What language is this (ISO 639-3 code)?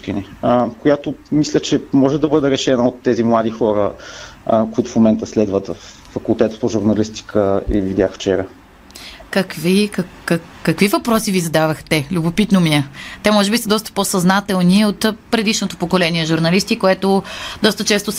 bul